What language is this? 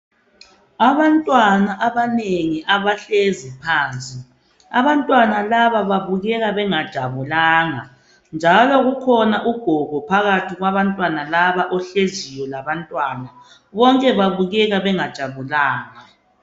North Ndebele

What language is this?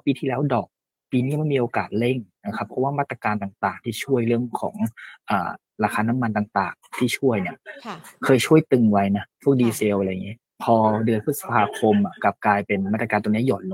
Thai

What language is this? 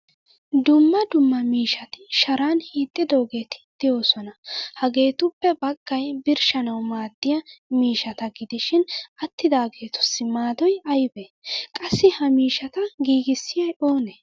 Wolaytta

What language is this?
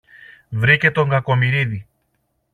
Greek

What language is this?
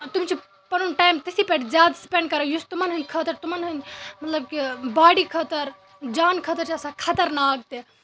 Kashmiri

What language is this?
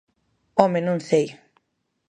Galician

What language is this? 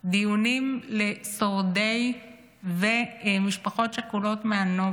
Hebrew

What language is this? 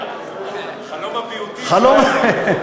Hebrew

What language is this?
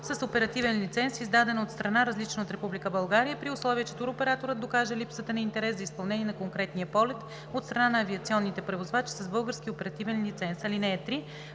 Bulgarian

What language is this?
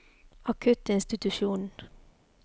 Norwegian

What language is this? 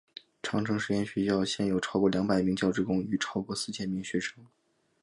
Chinese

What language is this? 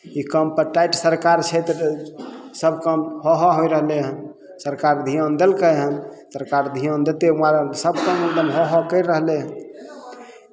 Maithili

